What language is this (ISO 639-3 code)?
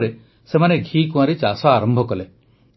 ori